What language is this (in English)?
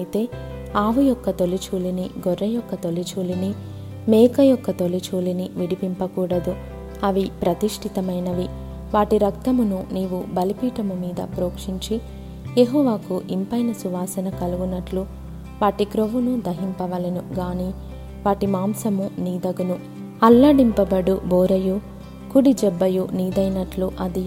Telugu